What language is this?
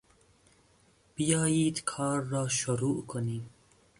Persian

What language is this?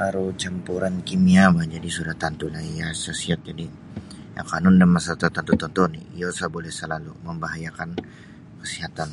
Sabah Bisaya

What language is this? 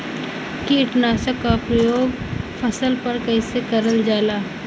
Bhojpuri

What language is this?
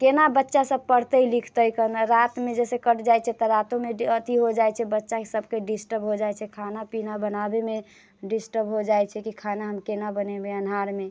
Maithili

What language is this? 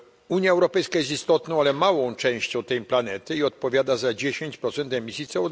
Polish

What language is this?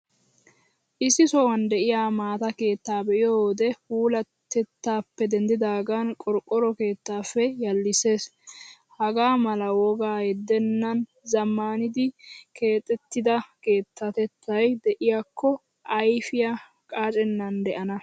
Wolaytta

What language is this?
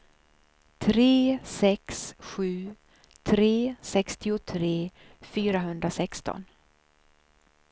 Swedish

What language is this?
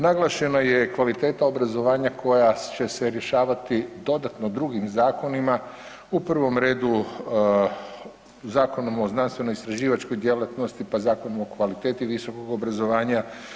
Croatian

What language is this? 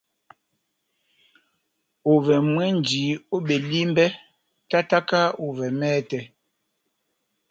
Batanga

